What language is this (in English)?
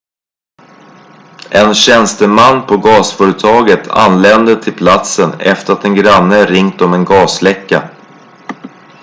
Swedish